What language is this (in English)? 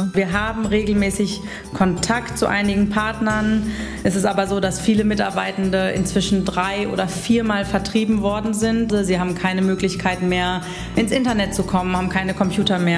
German